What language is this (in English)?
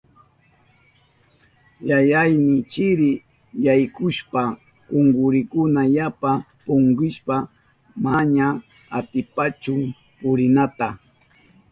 Southern Pastaza Quechua